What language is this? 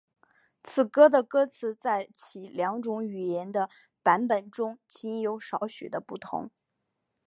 Chinese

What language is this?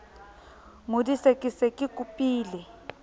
Southern Sotho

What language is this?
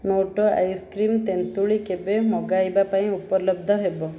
Odia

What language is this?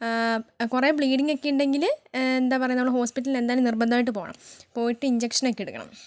Malayalam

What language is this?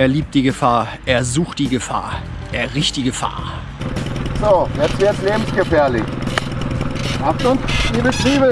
German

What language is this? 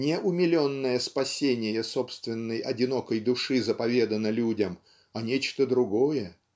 Russian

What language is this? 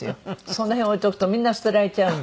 Japanese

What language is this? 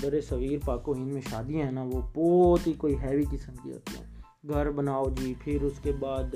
Urdu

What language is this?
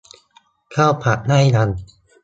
Thai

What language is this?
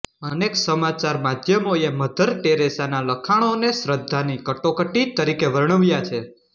Gujarati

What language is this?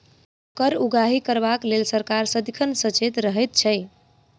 Maithili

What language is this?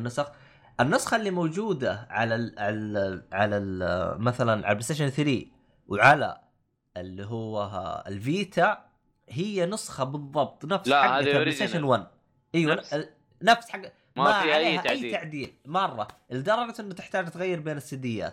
Arabic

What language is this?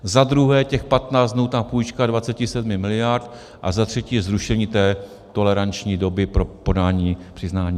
Czech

